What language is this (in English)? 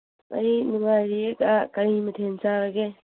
Manipuri